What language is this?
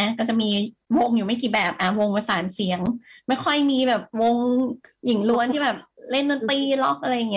Thai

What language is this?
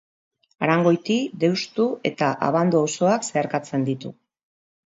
Basque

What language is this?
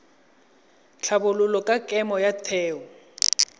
Tswana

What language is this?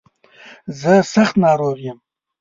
Pashto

